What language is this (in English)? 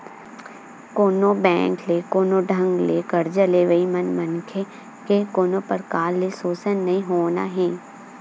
Chhattisgarhi